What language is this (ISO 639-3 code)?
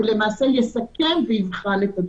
heb